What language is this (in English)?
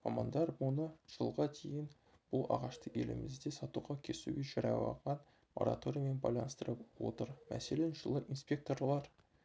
Kazakh